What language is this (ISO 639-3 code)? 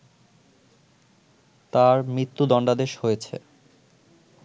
ben